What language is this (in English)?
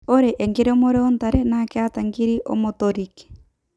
Masai